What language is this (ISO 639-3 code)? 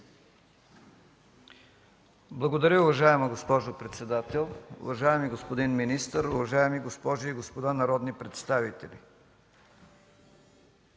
bul